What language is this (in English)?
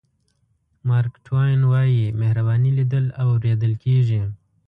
Pashto